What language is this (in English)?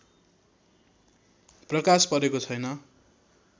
Nepali